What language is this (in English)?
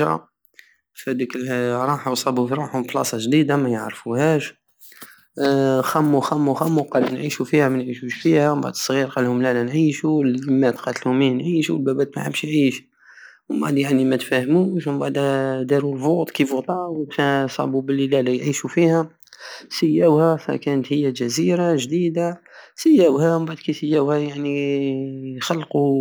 Algerian Saharan Arabic